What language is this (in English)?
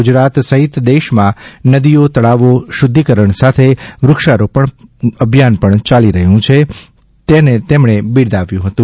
Gujarati